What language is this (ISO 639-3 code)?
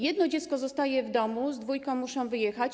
pol